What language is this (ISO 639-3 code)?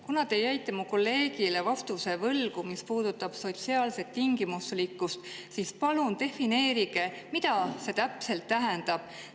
est